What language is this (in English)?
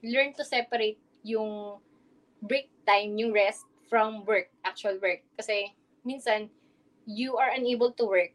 Filipino